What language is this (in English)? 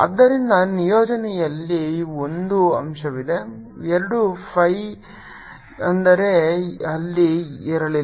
Kannada